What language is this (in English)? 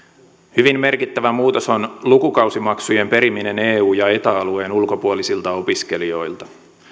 Finnish